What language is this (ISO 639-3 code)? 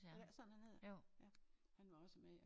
dan